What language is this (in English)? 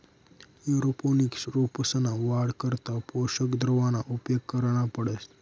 Marathi